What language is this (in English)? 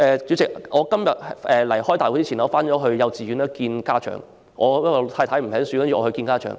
Cantonese